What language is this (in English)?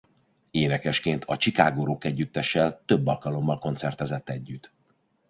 Hungarian